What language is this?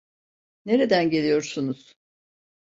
Turkish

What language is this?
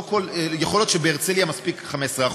Hebrew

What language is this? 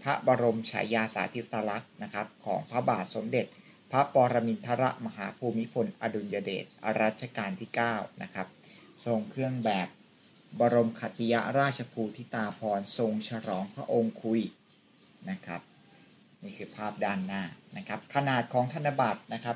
Thai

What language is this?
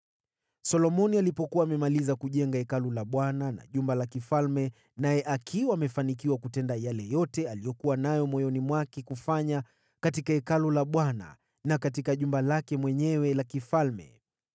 Swahili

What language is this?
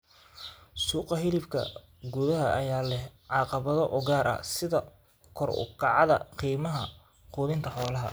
Somali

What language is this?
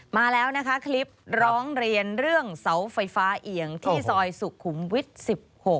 Thai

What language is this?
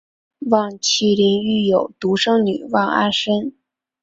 Chinese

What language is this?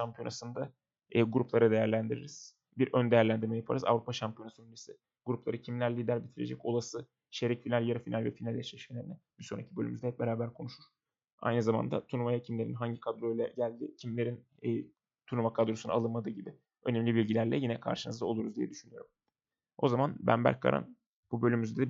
Turkish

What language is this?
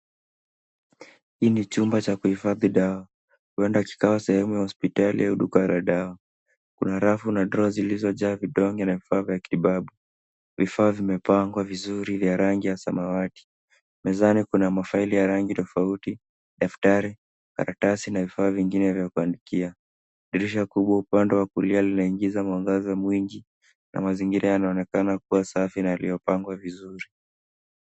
Swahili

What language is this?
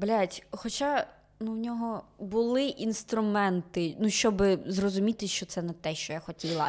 Ukrainian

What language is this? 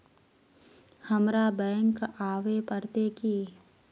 Magahi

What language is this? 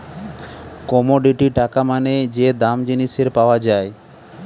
Bangla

